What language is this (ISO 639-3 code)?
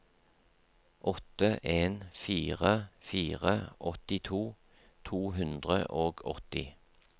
nor